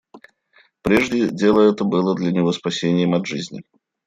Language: Russian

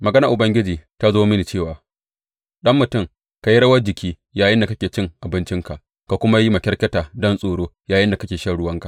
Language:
Hausa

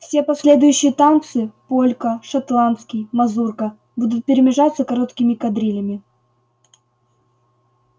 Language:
Russian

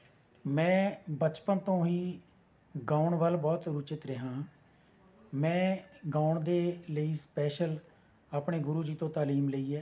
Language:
Punjabi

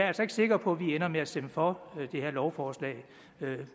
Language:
Danish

